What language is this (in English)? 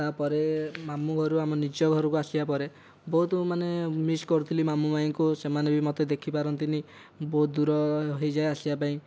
Odia